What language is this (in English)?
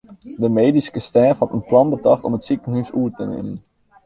Western Frisian